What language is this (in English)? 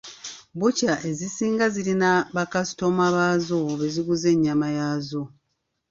Ganda